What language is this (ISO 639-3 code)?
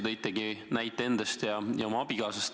est